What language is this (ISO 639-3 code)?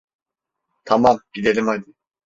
tur